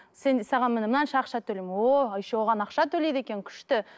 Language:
Kazakh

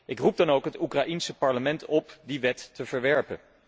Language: Dutch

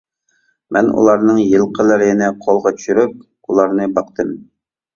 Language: Uyghur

